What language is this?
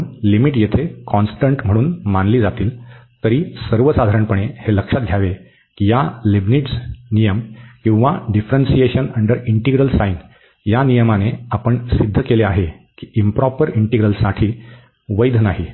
Marathi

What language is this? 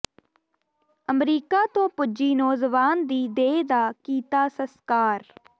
Punjabi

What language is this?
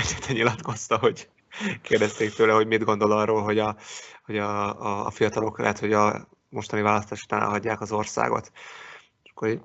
Hungarian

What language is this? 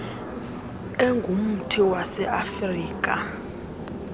Xhosa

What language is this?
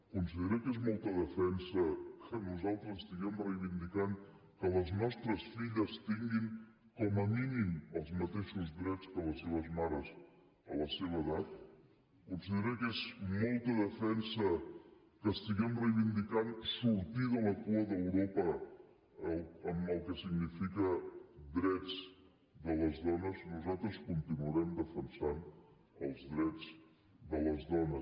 Catalan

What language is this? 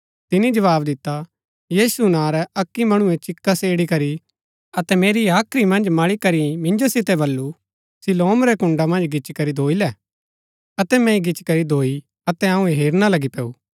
Gaddi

